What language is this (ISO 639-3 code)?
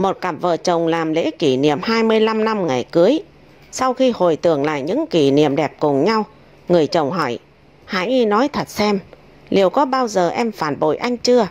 vie